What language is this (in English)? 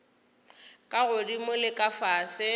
Northern Sotho